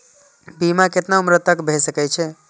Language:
Maithili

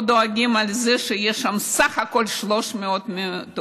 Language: Hebrew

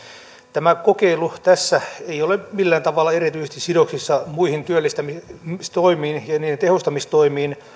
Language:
Finnish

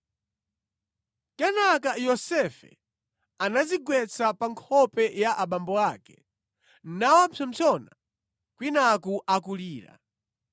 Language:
Nyanja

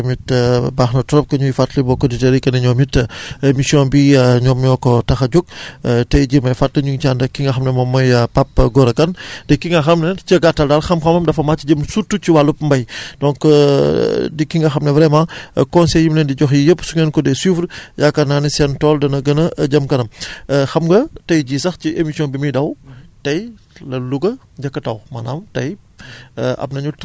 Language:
Wolof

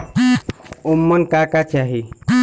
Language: Bhojpuri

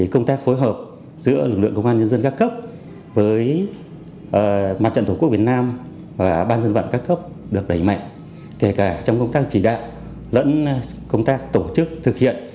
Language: Vietnamese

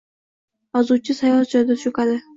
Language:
Uzbek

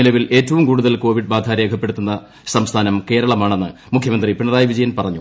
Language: Malayalam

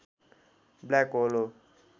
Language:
Nepali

